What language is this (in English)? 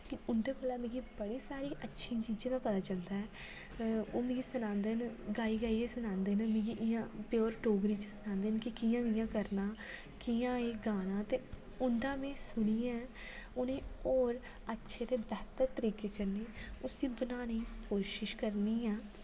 Dogri